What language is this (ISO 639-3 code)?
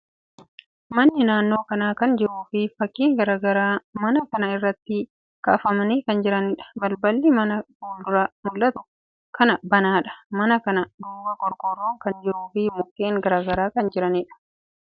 orm